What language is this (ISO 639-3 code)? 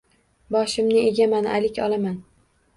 uzb